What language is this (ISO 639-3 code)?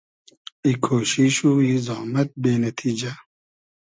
haz